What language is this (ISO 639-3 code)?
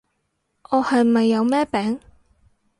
yue